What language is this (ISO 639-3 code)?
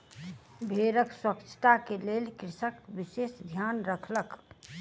mai